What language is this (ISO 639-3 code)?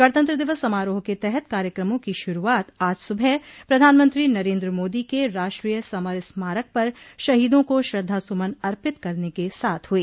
hin